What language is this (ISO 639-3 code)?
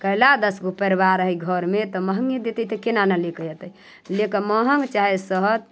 mai